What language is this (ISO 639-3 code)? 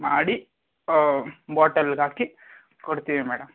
kan